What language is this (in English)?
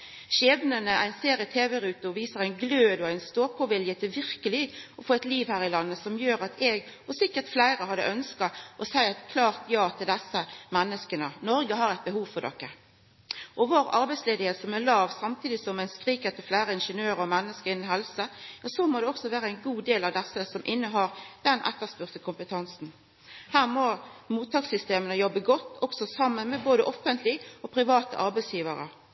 Norwegian Nynorsk